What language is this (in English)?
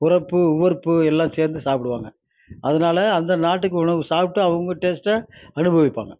Tamil